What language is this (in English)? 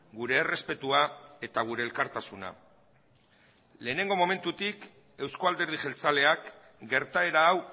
Basque